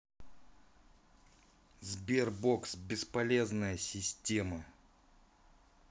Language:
Russian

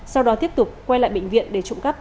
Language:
Vietnamese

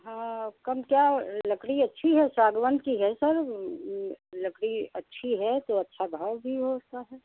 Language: Hindi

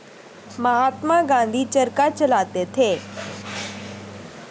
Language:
Hindi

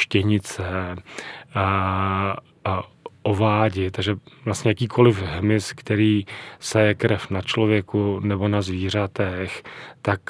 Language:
Czech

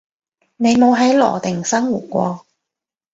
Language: Cantonese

